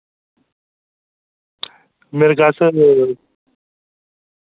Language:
Dogri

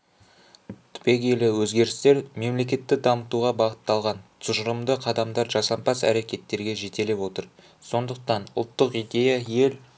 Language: Kazakh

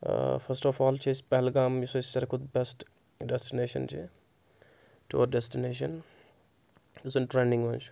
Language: Kashmiri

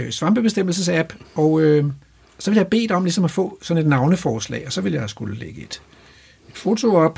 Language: Danish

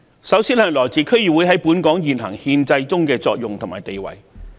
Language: Cantonese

